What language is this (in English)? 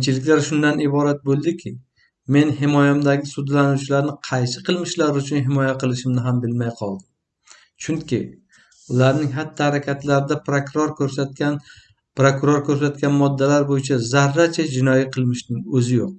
Uzbek